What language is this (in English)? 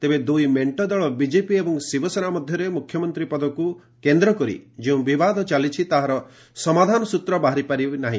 Odia